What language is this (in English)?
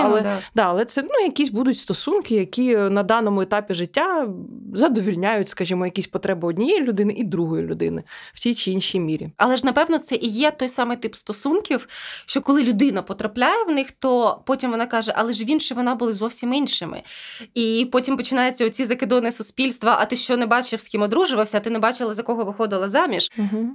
Ukrainian